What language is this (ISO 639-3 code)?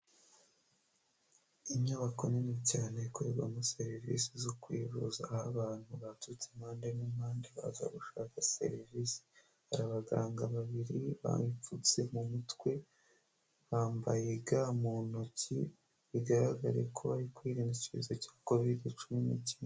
kin